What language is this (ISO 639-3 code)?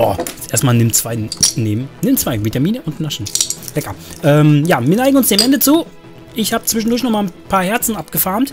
deu